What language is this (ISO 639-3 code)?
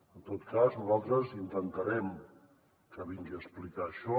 cat